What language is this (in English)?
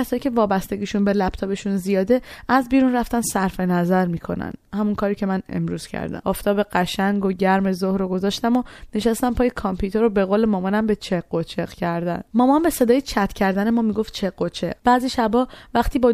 Persian